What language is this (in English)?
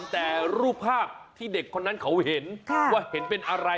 Thai